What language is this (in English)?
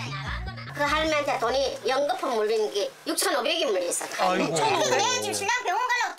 Korean